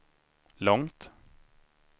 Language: Swedish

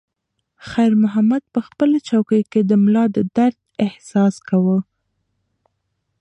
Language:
Pashto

